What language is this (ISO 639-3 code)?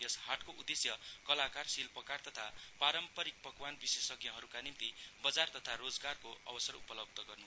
nep